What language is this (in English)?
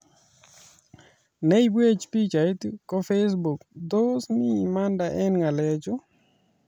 Kalenjin